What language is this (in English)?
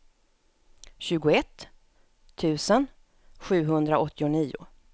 Swedish